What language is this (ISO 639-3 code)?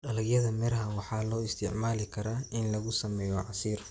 som